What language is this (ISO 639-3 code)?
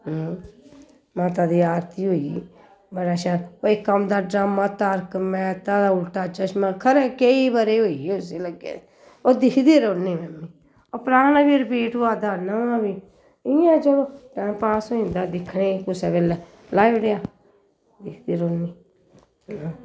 doi